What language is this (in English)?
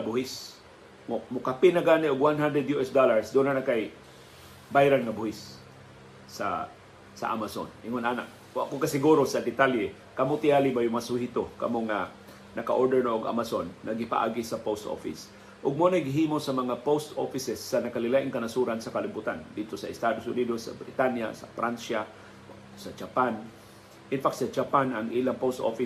Filipino